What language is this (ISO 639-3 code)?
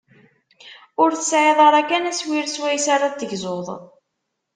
kab